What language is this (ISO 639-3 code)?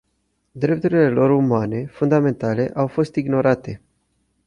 ron